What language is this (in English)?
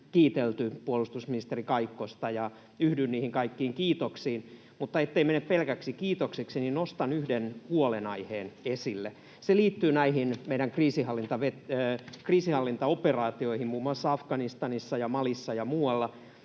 Finnish